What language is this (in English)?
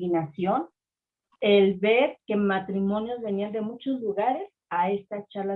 Spanish